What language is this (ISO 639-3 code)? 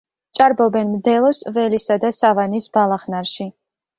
kat